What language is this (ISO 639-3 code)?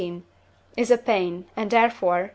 eng